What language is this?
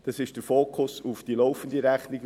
Swiss German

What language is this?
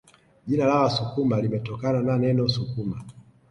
Swahili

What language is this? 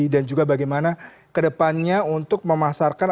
Indonesian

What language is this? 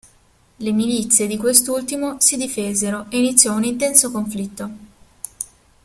Italian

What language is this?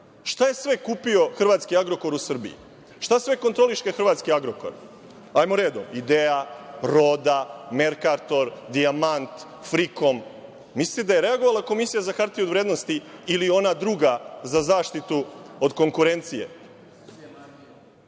Serbian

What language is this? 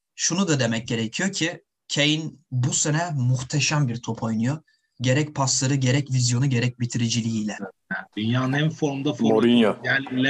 Turkish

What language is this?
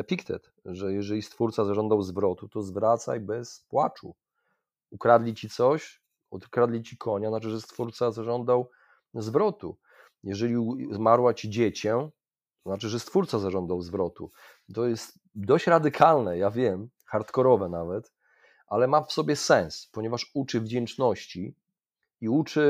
Polish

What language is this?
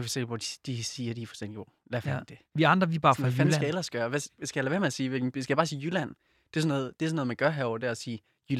Danish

